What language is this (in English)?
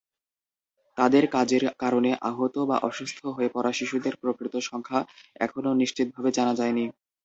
Bangla